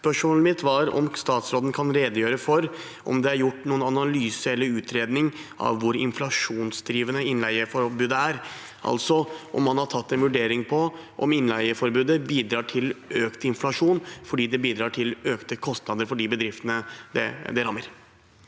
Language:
Norwegian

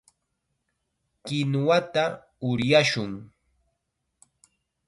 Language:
Chiquián Ancash Quechua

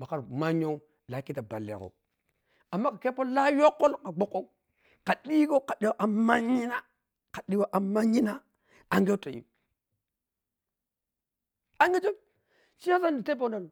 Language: Piya-Kwonci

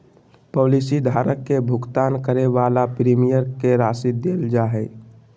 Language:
Magahi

